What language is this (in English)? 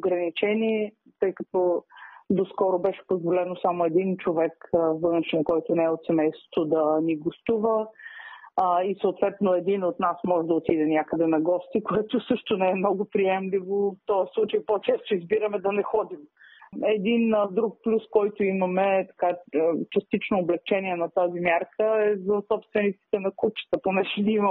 Bulgarian